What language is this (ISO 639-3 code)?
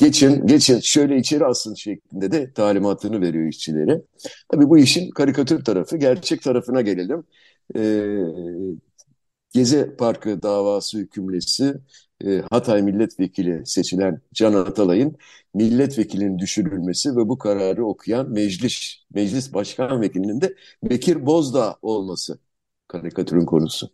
tur